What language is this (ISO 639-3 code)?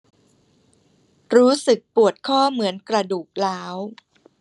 tha